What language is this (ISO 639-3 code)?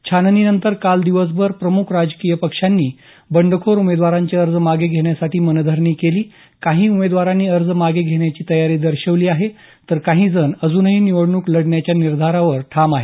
mar